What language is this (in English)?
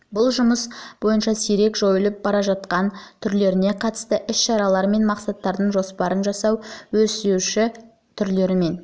Kazakh